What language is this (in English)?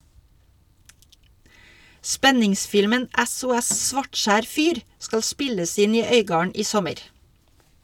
Norwegian